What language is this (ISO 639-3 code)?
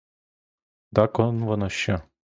ukr